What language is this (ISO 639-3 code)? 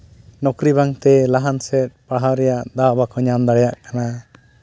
sat